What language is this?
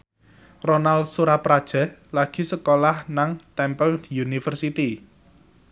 Javanese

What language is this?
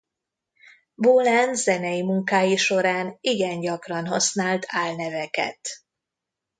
Hungarian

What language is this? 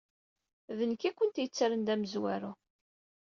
Kabyle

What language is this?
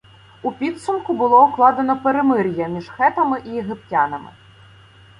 Ukrainian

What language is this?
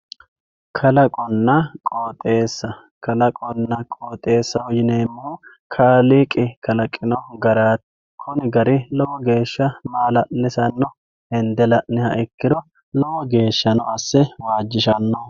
Sidamo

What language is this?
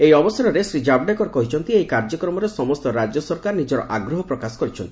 Odia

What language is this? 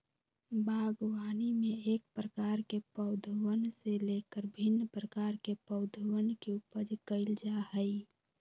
Magahi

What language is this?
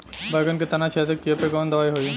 Bhojpuri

